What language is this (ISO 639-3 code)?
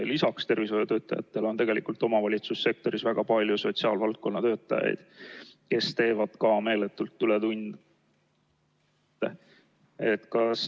est